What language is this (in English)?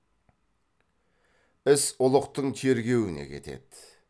Kazakh